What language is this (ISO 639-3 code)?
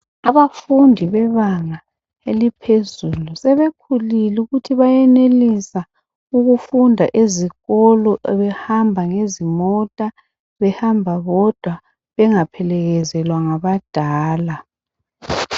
nde